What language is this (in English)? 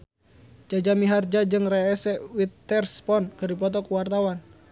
Sundanese